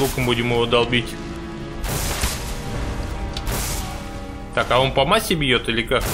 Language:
Russian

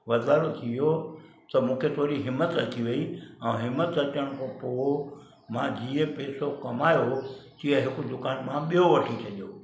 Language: Sindhi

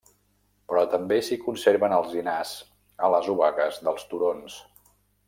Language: Catalan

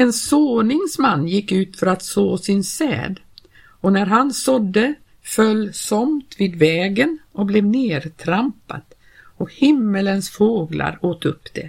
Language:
Swedish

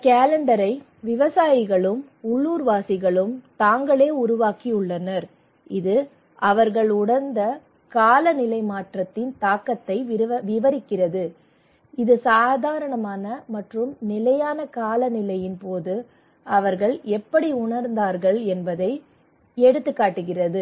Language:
Tamil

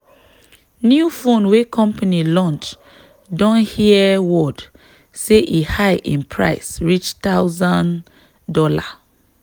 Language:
Nigerian Pidgin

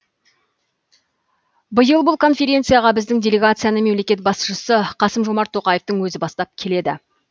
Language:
Kazakh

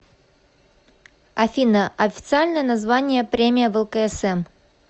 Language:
Russian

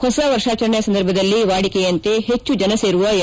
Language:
Kannada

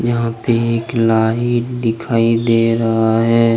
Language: Hindi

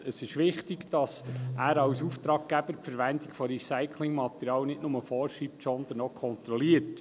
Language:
Swiss German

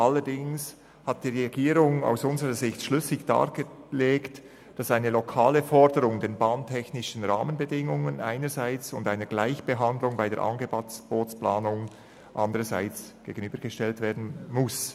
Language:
Swiss German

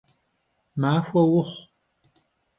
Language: Kabardian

